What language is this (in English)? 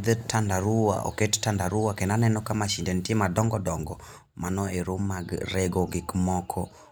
Luo (Kenya and Tanzania)